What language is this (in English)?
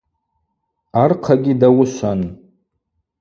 Abaza